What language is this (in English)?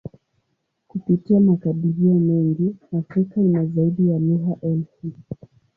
Swahili